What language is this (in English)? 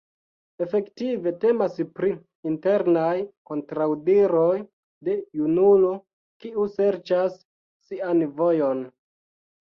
Esperanto